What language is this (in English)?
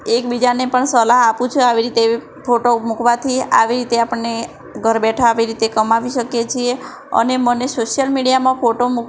Gujarati